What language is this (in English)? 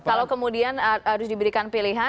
Indonesian